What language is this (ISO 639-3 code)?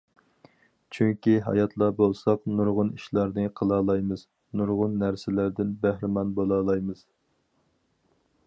uig